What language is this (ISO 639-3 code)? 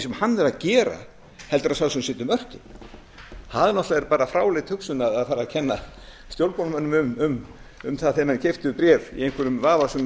isl